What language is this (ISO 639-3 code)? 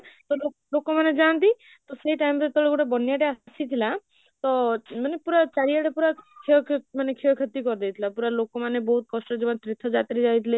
ori